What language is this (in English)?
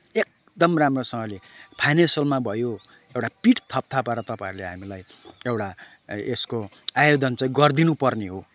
Nepali